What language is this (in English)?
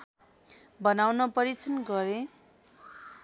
Nepali